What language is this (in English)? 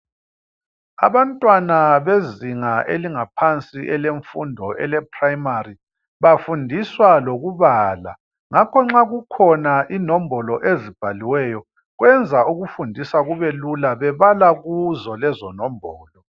North Ndebele